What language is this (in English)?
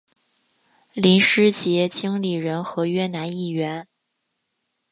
Chinese